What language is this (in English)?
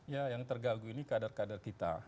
Indonesian